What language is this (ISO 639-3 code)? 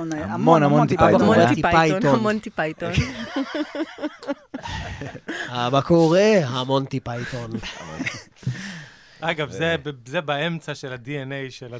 heb